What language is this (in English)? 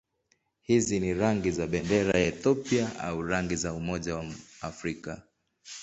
Swahili